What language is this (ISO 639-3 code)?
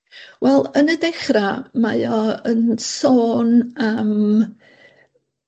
cym